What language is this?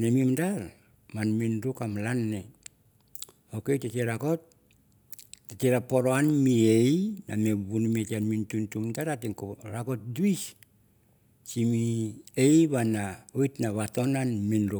Mandara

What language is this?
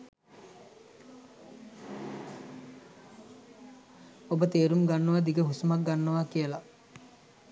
Sinhala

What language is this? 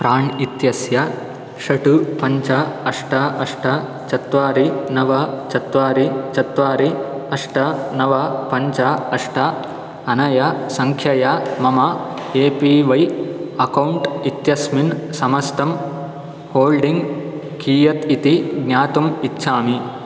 Sanskrit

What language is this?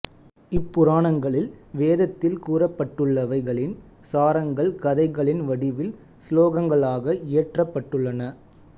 Tamil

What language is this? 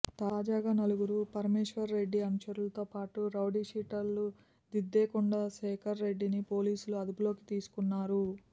Telugu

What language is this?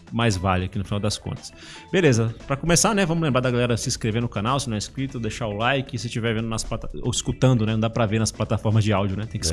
Portuguese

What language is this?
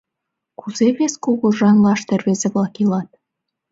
Mari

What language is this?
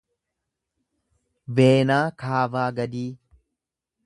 Oromo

